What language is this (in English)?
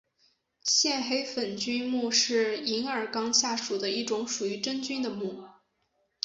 Chinese